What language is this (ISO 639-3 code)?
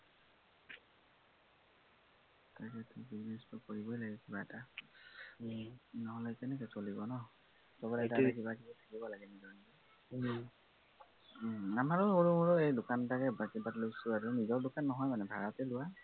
asm